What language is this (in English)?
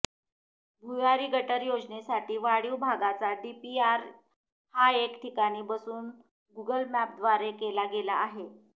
Marathi